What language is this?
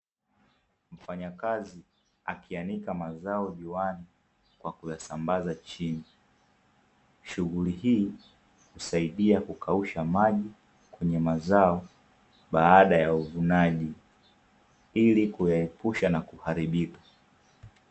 Swahili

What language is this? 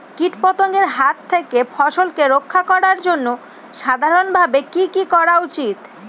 Bangla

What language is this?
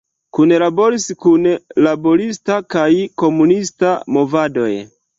Esperanto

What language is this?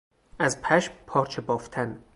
Persian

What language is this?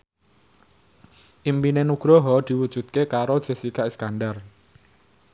Javanese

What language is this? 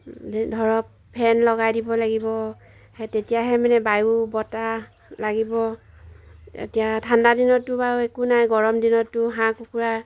Assamese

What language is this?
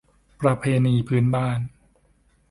Thai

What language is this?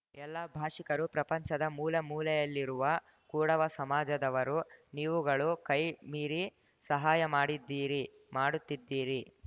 Kannada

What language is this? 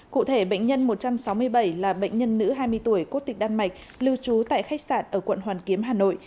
Vietnamese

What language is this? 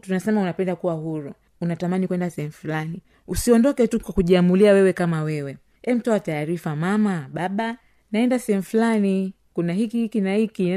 Swahili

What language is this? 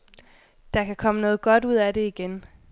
Danish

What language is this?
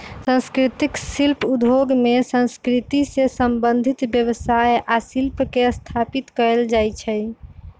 Magahi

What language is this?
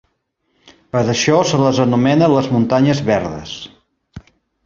Catalan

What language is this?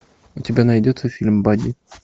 Russian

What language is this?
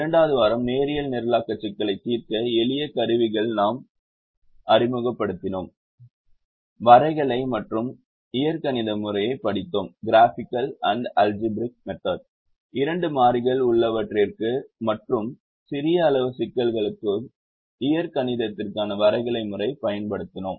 Tamil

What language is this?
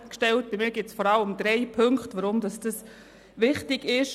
Swiss German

